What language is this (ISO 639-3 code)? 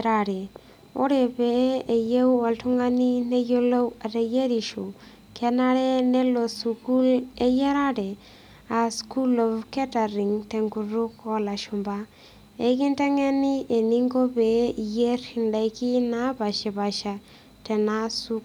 mas